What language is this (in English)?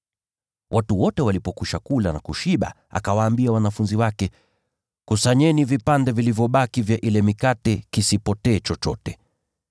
Swahili